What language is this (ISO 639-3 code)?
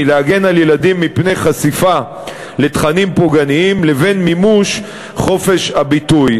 heb